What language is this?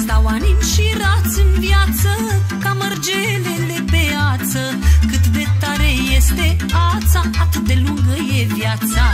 Romanian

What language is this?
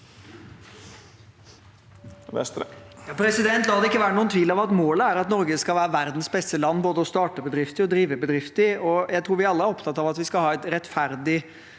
Norwegian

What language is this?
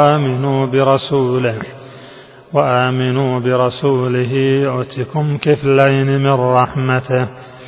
Arabic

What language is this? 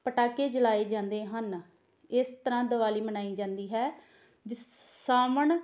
Punjabi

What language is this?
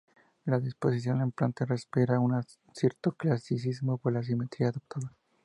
Spanish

